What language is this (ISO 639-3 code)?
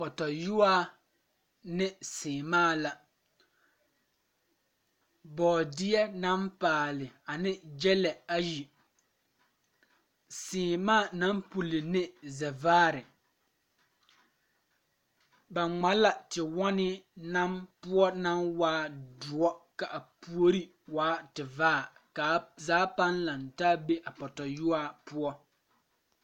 dga